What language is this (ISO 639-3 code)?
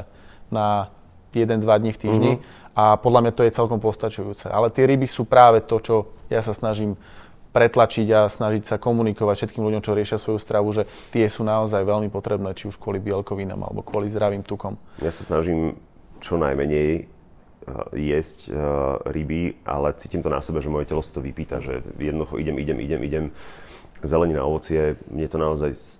slk